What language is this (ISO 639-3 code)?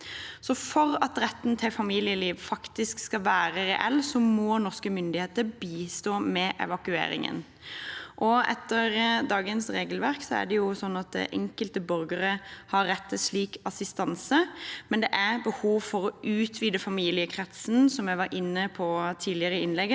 nor